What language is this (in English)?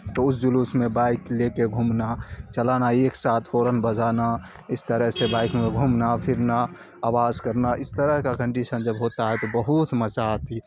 Urdu